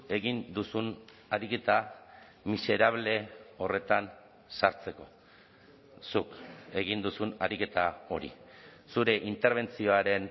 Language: Basque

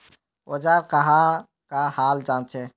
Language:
Magahi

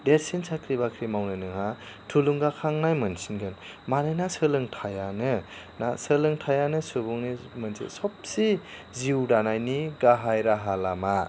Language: Bodo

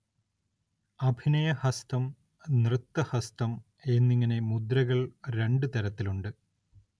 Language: Malayalam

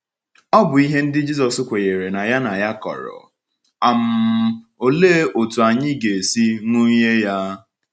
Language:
Igbo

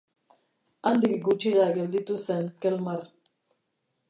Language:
Basque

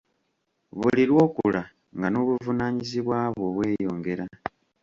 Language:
Ganda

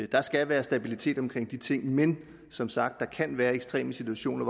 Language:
Danish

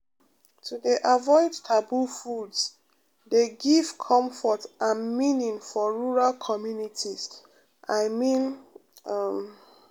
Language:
Nigerian Pidgin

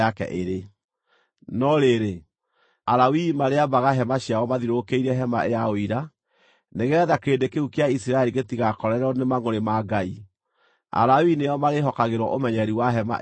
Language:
Kikuyu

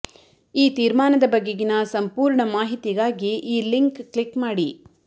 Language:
Kannada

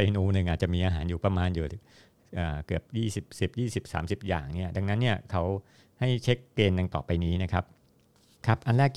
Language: Thai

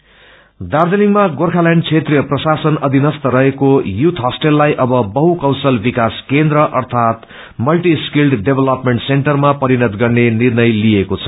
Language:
Nepali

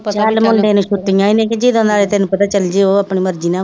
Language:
Punjabi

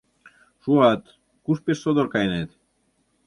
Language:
Mari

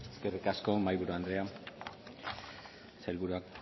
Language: Basque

